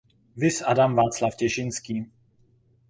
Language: Czech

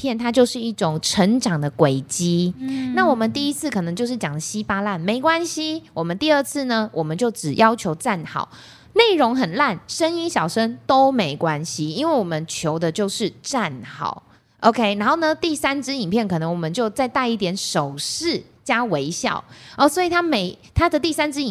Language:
Chinese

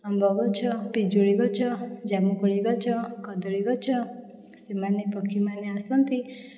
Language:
Odia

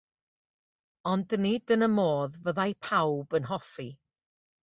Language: Welsh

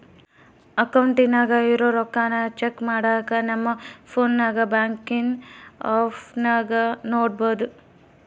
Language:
Kannada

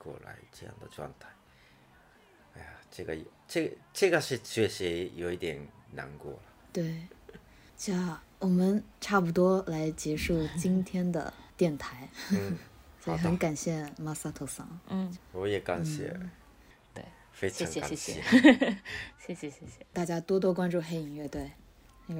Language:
Chinese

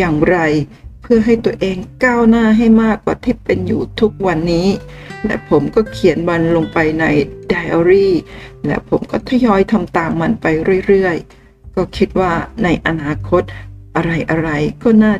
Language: Thai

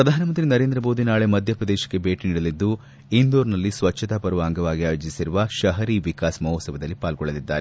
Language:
Kannada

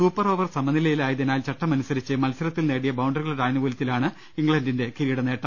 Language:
Malayalam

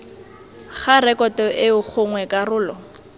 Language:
Tswana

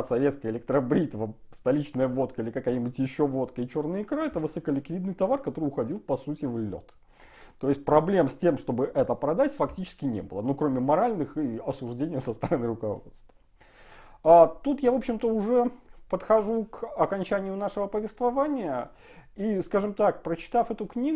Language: Russian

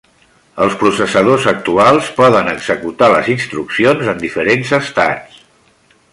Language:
Catalan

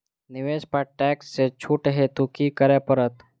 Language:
Maithili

